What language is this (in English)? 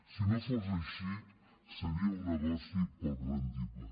Catalan